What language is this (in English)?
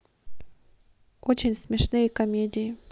Russian